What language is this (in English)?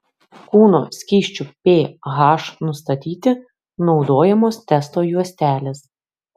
Lithuanian